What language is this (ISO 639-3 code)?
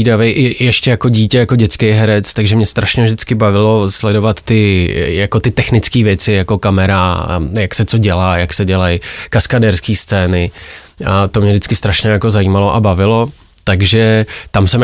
ces